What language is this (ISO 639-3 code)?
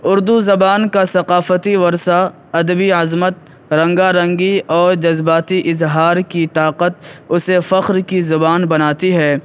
urd